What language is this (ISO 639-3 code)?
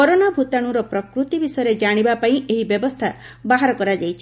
ori